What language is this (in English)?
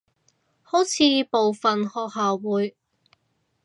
Cantonese